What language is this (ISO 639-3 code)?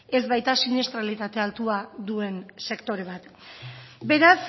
eus